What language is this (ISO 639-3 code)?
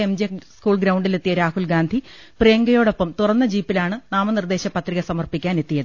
mal